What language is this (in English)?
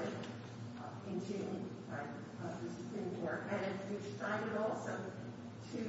English